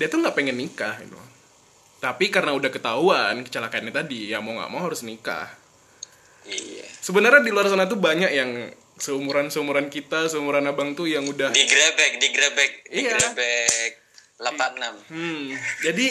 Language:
Indonesian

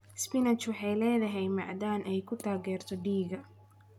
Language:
Somali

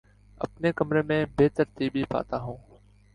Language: Urdu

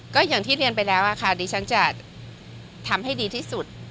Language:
Thai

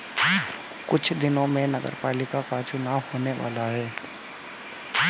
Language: Hindi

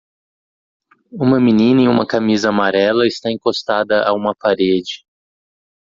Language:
Portuguese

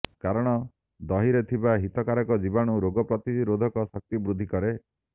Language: Odia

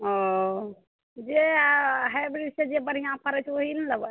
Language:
Maithili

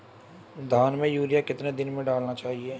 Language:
Hindi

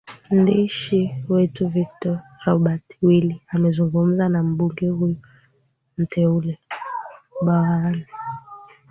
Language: Swahili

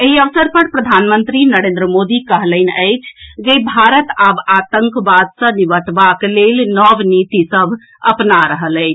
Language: Maithili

